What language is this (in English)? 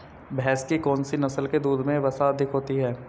Hindi